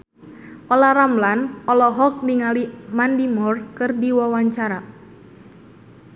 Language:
Sundanese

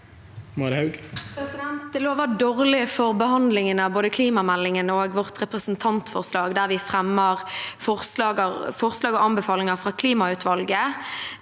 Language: Norwegian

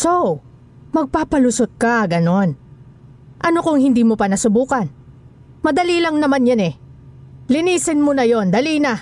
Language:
Filipino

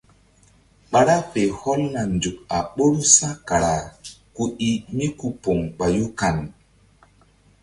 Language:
Mbum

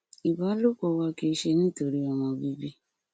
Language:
Yoruba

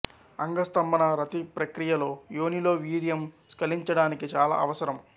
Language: Telugu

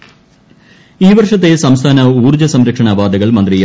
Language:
Malayalam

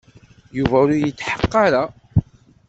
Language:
Kabyle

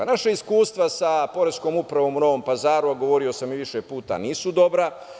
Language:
Serbian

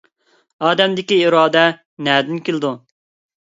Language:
Uyghur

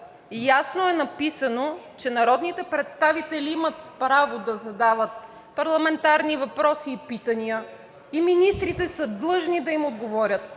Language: Bulgarian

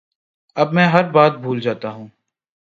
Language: Urdu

